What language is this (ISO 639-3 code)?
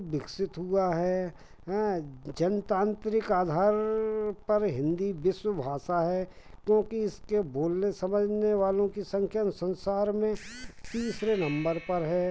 hin